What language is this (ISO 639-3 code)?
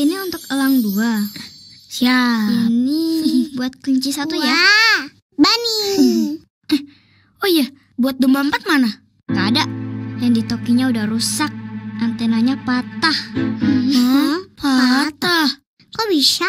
ind